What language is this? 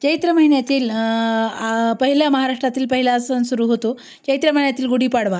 Marathi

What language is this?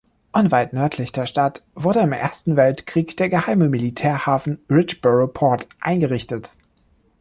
German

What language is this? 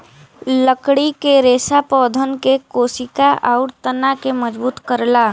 Bhojpuri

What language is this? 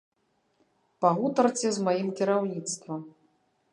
Belarusian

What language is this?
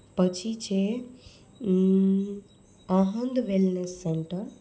Gujarati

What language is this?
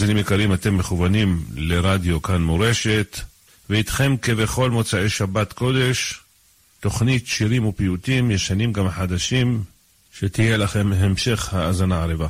Hebrew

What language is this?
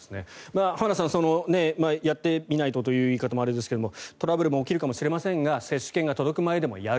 Japanese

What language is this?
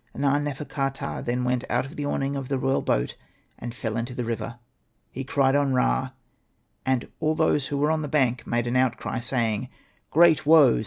English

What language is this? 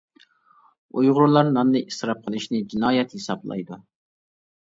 Uyghur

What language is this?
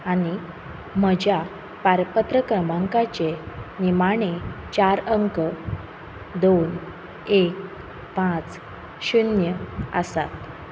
Konkani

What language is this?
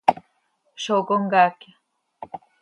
Seri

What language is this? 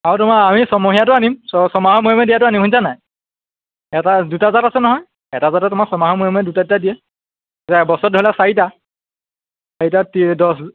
Assamese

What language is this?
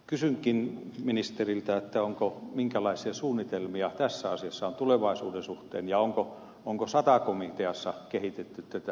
Finnish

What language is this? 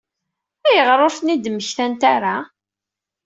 Kabyle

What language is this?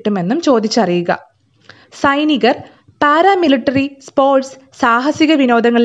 Malayalam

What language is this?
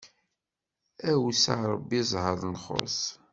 Kabyle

